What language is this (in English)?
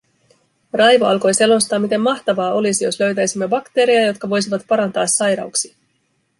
Finnish